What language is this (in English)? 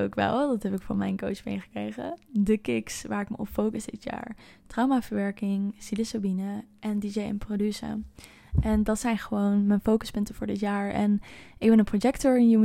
Dutch